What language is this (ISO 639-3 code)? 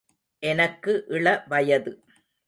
tam